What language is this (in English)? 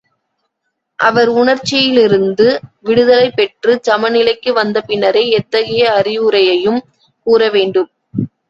Tamil